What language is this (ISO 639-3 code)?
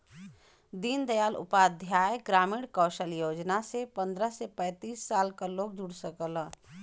bho